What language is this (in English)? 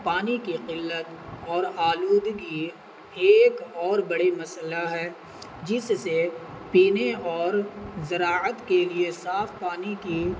Urdu